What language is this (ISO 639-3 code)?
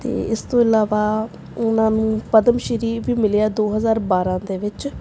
pan